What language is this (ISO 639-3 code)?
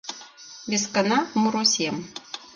chm